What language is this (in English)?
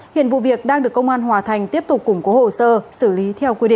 Vietnamese